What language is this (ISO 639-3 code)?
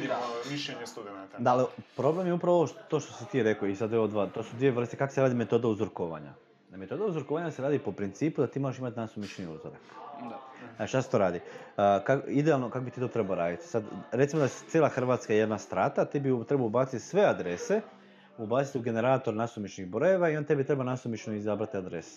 hrv